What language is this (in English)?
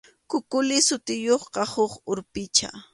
Arequipa-La Unión Quechua